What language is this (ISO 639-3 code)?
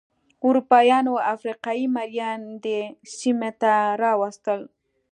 pus